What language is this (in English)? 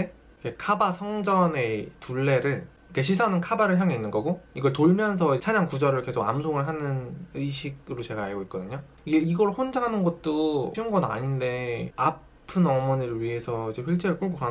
Korean